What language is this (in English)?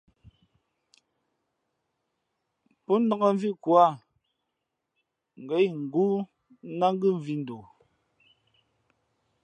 Fe'fe'